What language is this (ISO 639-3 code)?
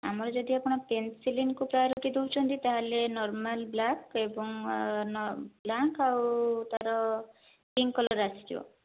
ori